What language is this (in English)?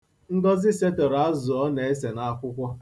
Igbo